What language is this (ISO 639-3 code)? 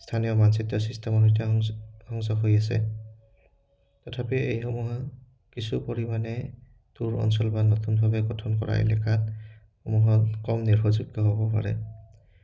asm